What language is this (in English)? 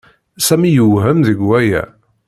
Kabyle